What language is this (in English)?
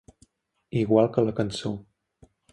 Catalan